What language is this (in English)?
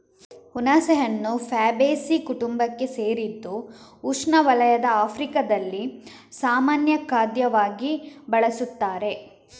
Kannada